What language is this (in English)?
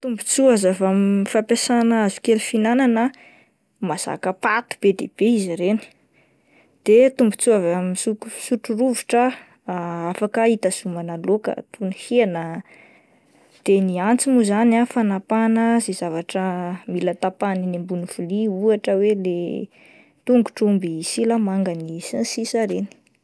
Malagasy